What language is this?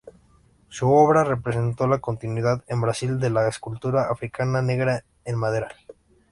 Spanish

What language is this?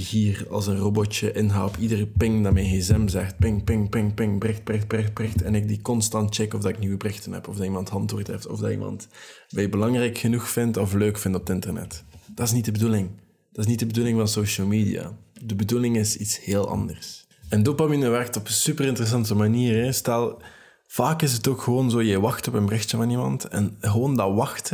Dutch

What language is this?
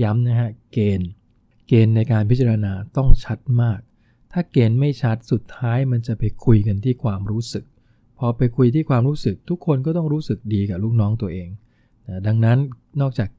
Thai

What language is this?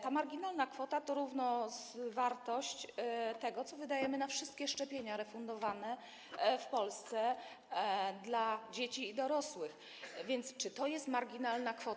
Polish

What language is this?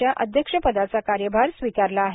Marathi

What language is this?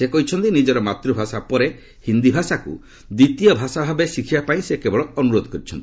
Odia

